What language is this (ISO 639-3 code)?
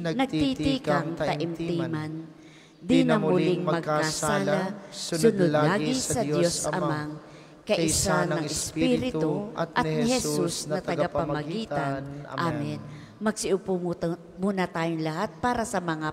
fil